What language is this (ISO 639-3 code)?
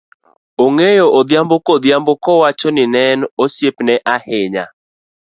luo